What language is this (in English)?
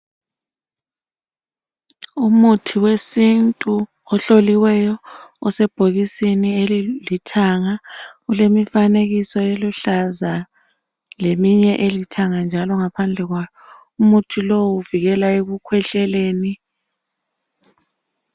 North Ndebele